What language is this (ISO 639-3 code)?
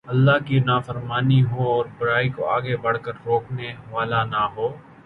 urd